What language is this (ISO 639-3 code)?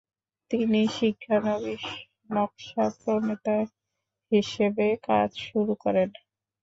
ben